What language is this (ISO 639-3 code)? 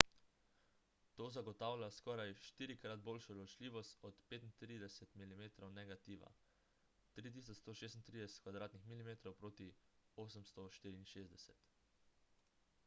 slv